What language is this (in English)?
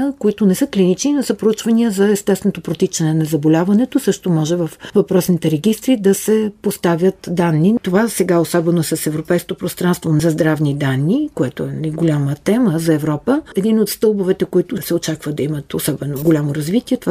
Bulgarian